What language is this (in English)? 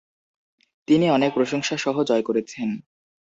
Bangla